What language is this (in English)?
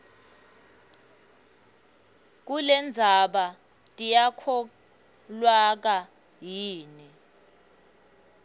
Swati